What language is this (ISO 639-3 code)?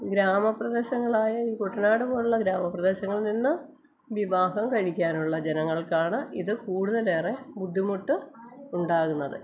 mal